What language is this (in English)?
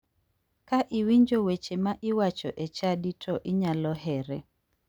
Luo (Kenya and Tanzania)